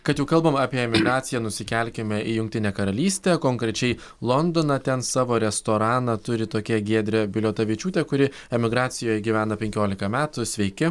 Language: Lithuanian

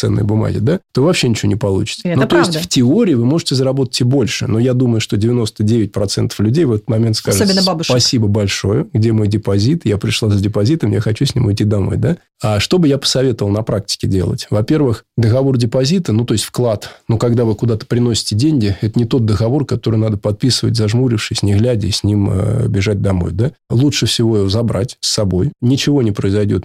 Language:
Russian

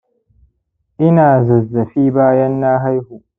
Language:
Hausa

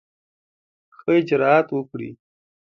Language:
Pashto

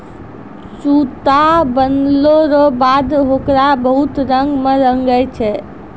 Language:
Maithili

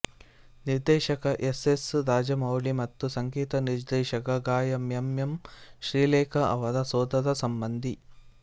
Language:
Kannada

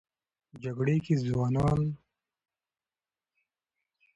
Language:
Pashto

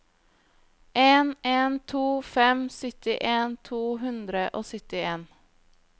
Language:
Norwegian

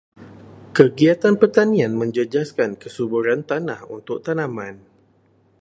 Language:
Malay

